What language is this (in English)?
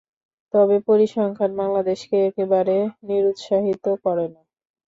Bangla